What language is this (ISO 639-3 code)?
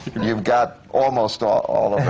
eng